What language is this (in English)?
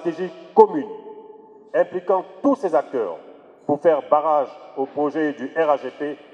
French